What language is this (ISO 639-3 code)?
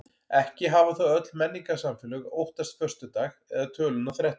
isl